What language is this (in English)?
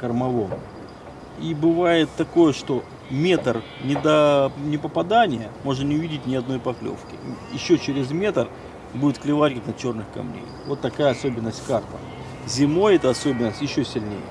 Russian